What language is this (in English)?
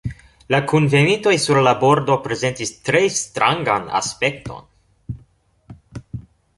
Esperanto